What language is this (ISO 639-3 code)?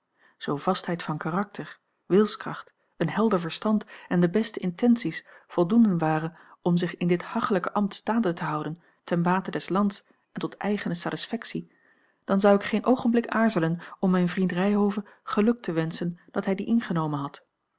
nld